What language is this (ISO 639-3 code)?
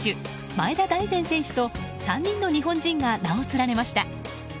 jpn